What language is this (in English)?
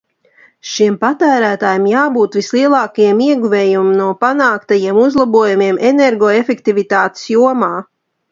Latvian